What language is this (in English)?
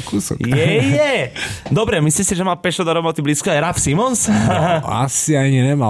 Slovak